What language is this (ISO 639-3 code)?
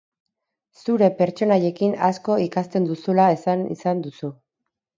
eus